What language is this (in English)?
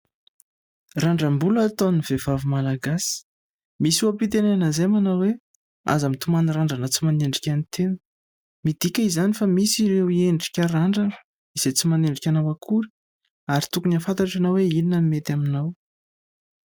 Malagasy